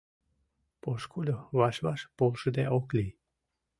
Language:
Mari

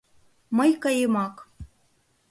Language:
Mari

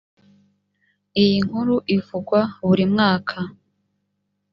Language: Kinyarwanda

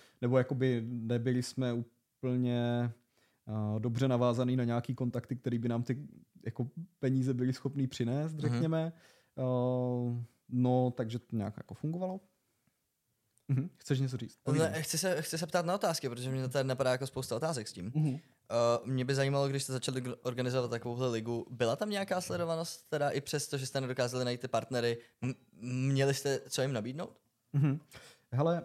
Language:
Czech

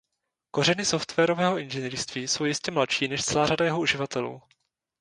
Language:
Czech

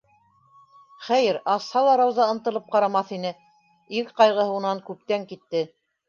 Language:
Bashkir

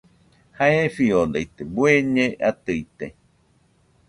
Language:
Nüpode Huitoto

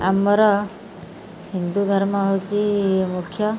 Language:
Odia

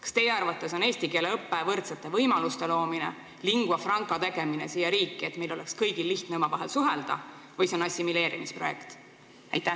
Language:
Estonian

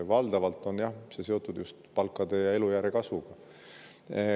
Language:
Estonian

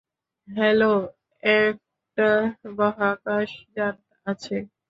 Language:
Bangla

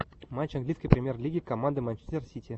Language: Russian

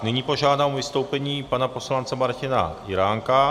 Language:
Czech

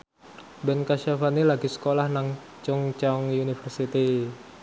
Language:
Javanese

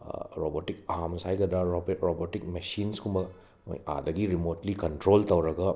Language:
Manipuri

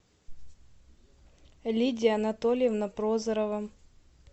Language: Russian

